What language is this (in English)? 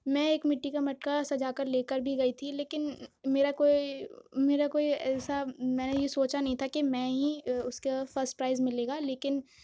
Urdu